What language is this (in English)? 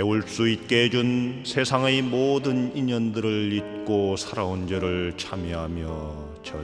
Korean